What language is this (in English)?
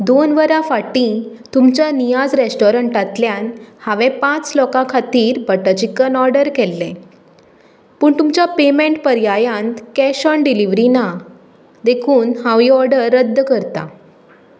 Konkani